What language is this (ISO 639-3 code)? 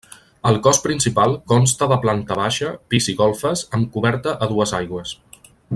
cat